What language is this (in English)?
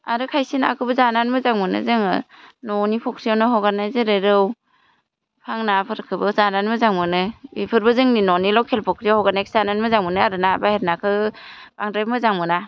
Bodo